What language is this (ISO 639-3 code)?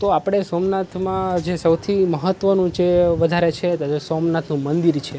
guj